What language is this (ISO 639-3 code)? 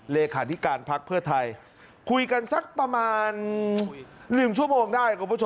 tha